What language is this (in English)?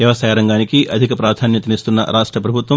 Telugu